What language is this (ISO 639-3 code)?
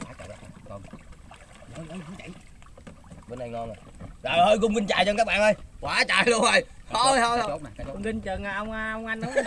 vie